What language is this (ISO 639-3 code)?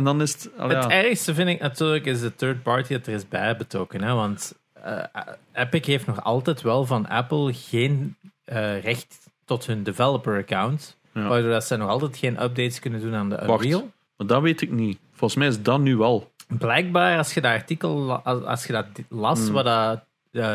nld